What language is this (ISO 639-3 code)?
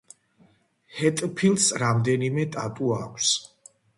kat